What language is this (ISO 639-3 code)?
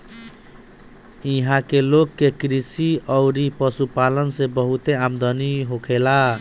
bho